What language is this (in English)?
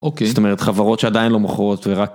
Hebrew